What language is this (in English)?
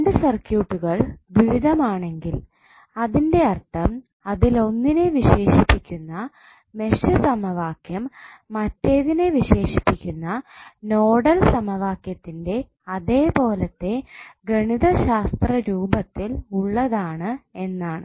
Malayalam